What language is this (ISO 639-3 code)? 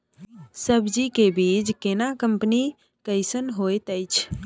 mai